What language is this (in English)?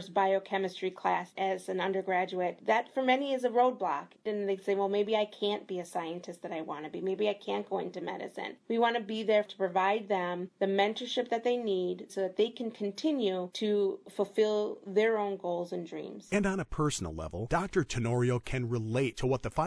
English